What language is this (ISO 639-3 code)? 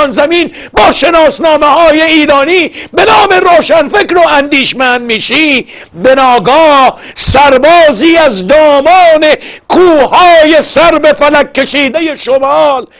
fas